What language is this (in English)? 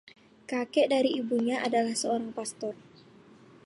Indonesian